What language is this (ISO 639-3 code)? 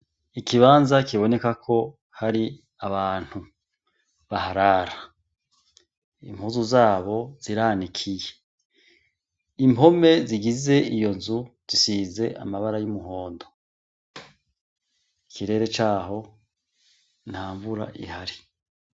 run